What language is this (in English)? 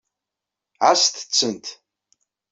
Kabyle